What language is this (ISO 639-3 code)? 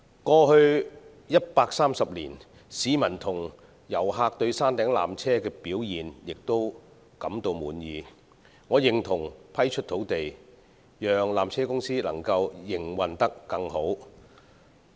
yue